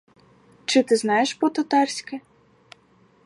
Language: Ukrainian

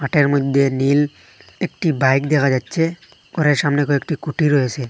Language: Bangla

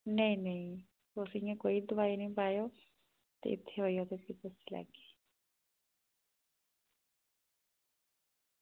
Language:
Dogri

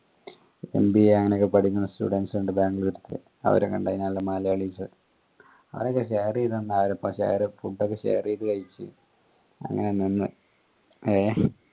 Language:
Malayalam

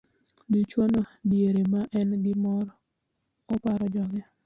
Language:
Luo (Kenya and Tanzania)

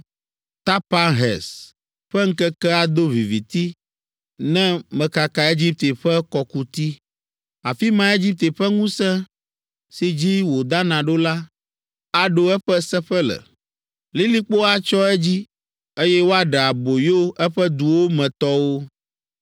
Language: Ewe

